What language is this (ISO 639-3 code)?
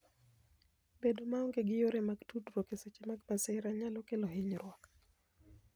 luo